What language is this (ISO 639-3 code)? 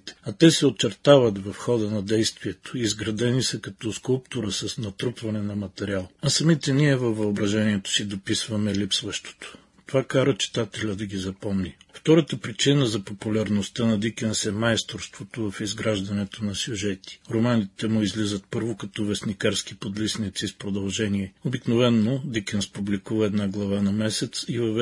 bul